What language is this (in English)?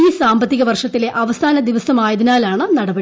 Malayalam